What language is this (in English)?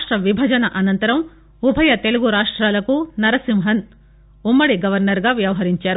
Telugu